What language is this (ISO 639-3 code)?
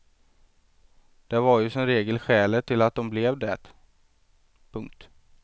swe